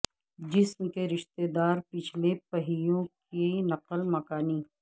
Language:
Urdu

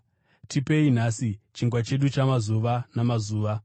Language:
Shona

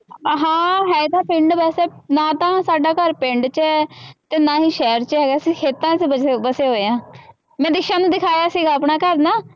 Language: Punjabi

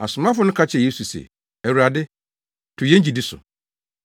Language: Akan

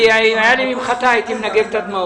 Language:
Hebrew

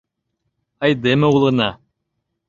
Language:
Mari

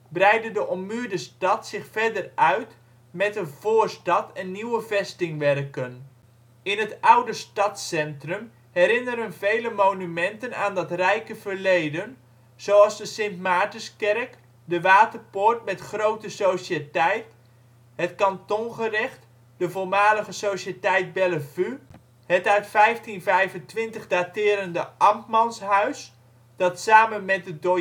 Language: Dutch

